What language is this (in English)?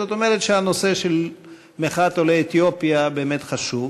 Hebrew